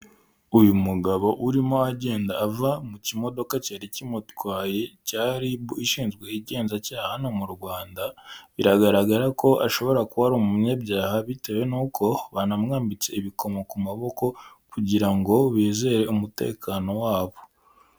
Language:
Kinyarwanda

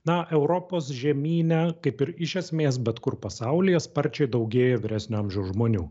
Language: Lithuanian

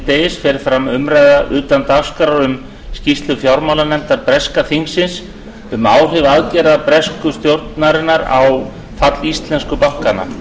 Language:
Icelandic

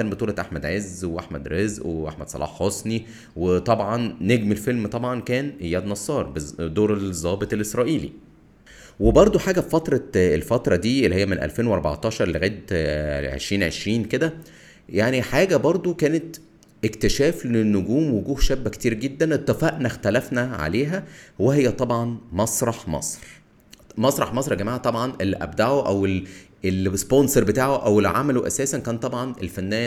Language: Arabic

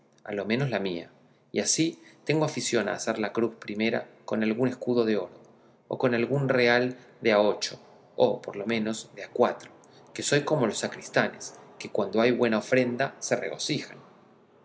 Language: Spanish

